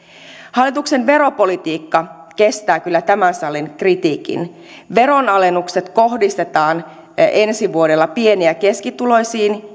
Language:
Finnish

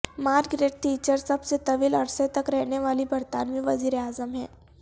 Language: Urdu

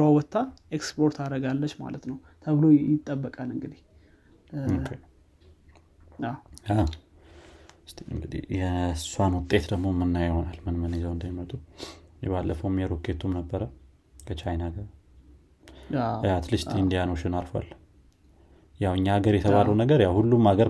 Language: Amharic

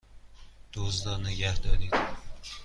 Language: Persian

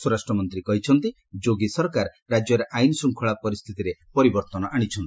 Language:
Odia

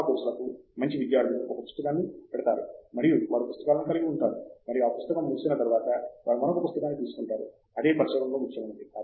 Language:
Telugu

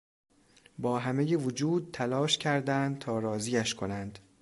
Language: Persian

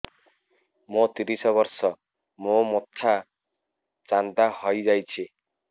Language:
Odia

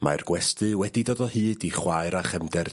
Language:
Welsh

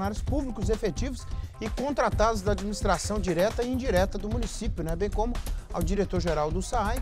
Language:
Portuguese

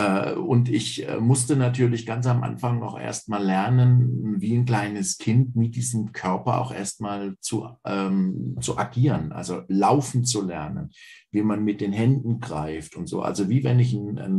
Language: German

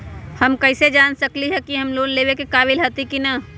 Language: Magahi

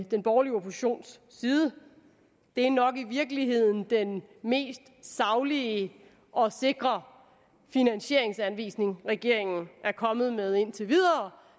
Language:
Danish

